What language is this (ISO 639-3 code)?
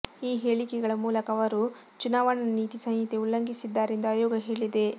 kan